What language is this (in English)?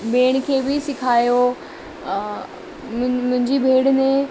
Sindhi